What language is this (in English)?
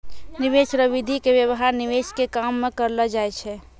Maithili